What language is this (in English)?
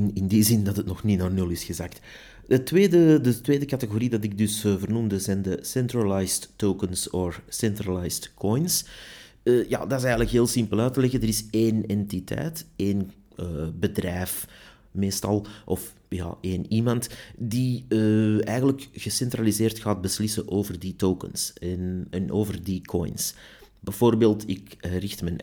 Dutch